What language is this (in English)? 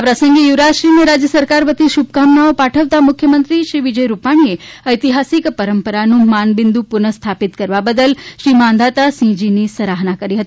Gujarati